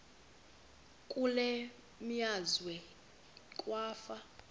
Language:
Xhosa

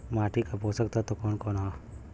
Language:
Bhojpuri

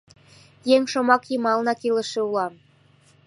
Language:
Mari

